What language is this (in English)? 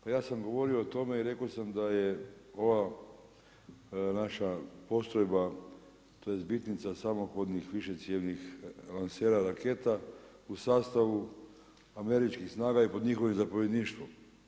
Croatian